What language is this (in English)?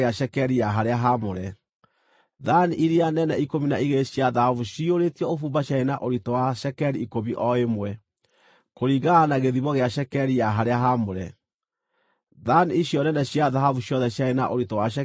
Kikuyu